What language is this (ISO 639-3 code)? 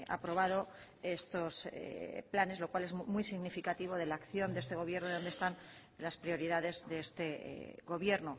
spa